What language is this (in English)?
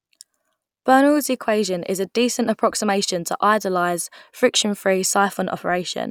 English